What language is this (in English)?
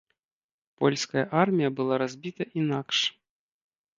Belarusian